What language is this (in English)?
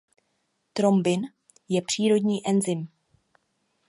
Czech